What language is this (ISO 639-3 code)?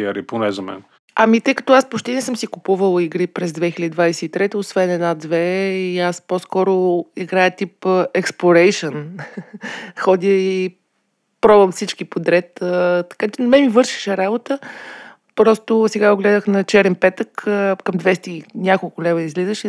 bul